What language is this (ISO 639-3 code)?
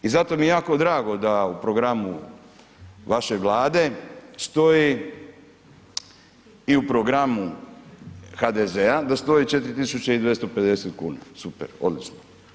hrv